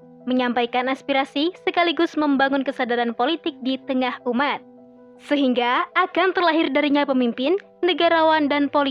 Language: Indonesian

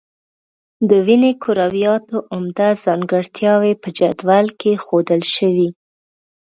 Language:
Pashto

